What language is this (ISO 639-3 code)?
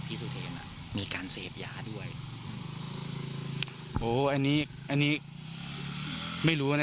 tha